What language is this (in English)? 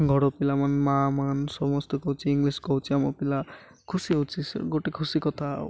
Odia